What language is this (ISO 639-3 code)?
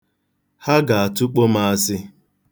ibo